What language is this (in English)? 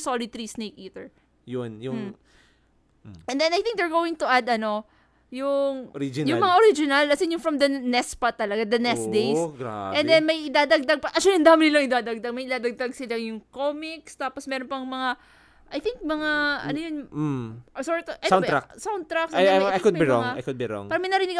Filipino